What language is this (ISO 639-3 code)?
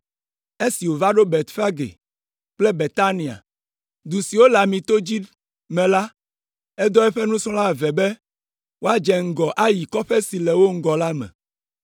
ewe